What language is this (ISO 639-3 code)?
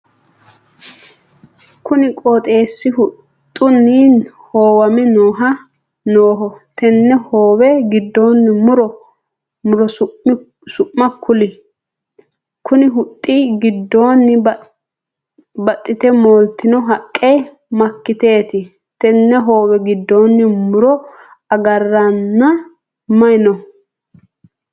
sid